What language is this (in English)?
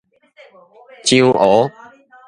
Min Nan Chinese